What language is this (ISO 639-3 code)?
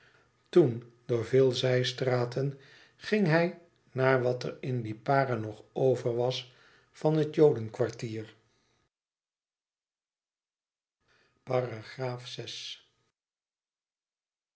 nld